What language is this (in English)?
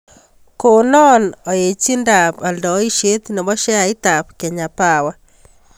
Kalenjin